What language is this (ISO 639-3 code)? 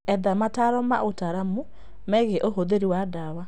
kik